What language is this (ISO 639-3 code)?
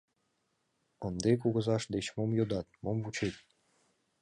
chm